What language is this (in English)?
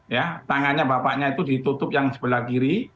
Indonesian